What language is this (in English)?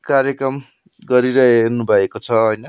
Nepali